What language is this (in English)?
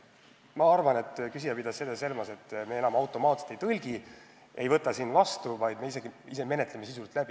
Estonian